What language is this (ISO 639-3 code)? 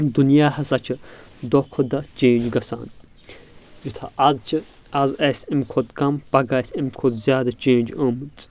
kas